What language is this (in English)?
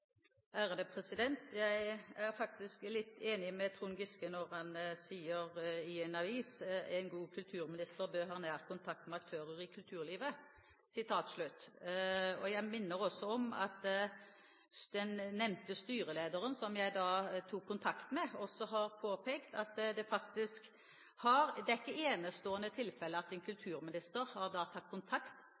Norwegian Bokmål